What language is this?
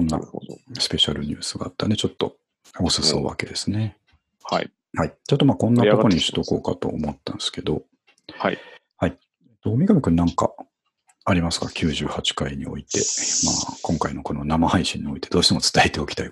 Japanese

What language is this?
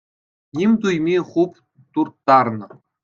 Chuvash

